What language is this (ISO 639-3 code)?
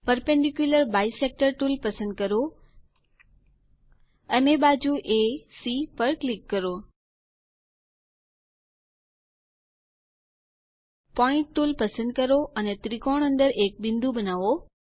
guj